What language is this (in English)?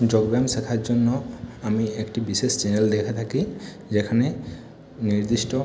Bangla